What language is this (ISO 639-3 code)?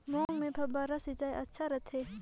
hne